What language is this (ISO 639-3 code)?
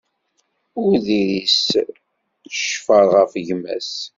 kab